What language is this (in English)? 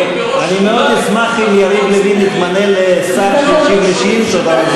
Hebrew